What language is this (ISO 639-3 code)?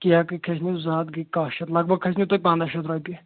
kas